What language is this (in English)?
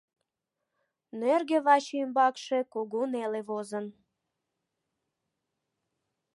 Mari